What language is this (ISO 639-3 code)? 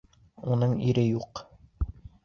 bak